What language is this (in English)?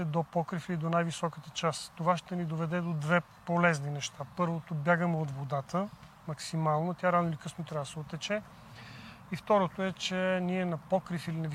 Bulgarian